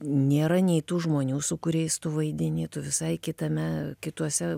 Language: Lithuanian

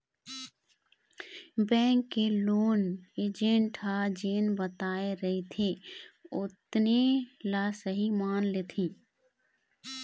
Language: Chhattisgarhi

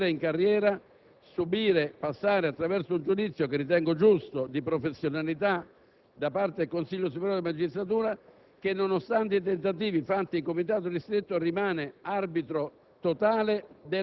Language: Italian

